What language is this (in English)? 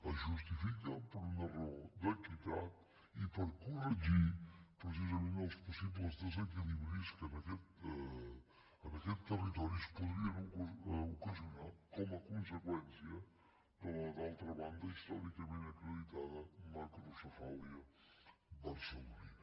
Catalan